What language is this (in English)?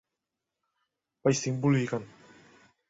Thai